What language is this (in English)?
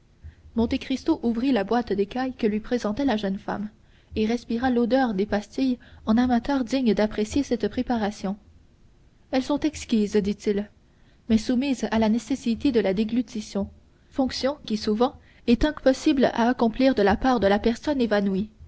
French